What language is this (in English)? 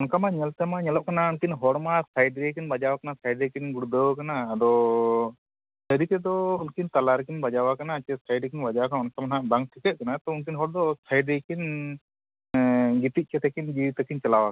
Santali